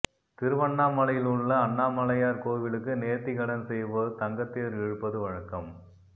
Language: Tamil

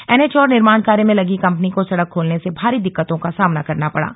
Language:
Hindi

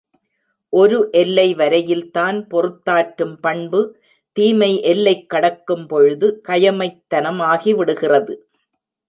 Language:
Tamil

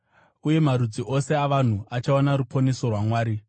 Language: Shona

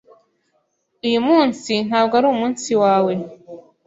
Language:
Kinyarwanda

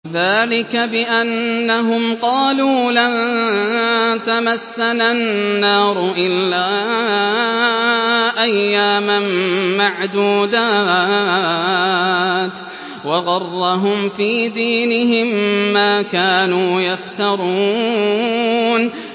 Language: Arabic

